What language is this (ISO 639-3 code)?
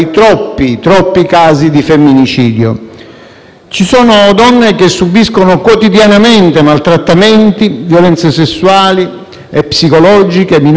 ita